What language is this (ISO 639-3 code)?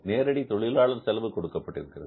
tam